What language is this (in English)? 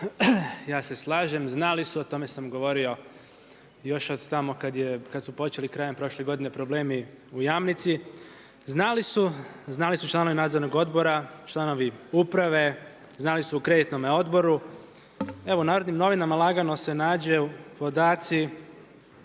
Croatian